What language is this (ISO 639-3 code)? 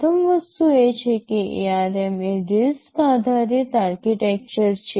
guj